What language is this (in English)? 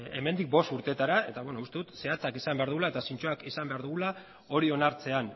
Basque